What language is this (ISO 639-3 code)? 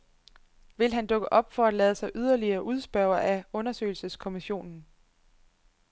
dan